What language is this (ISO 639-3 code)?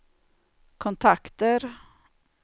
swe